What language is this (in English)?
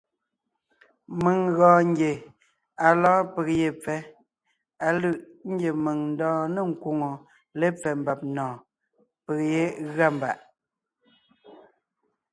Ngiemboon